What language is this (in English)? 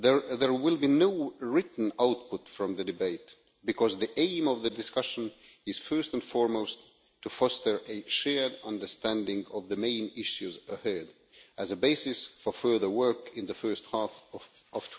English